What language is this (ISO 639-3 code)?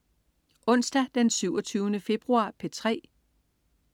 dan